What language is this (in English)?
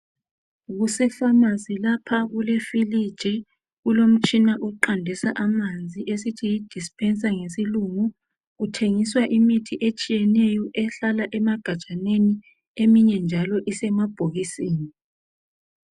North Ndebele